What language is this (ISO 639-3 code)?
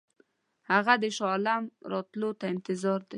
pus